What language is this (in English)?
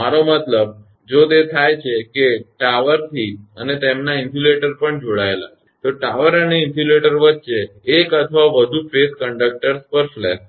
Gujarati